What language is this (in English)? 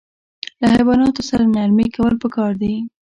Pashto